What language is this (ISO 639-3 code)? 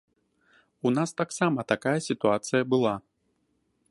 bel